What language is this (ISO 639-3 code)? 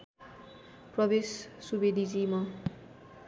nep